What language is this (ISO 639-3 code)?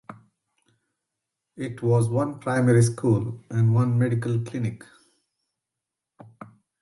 eng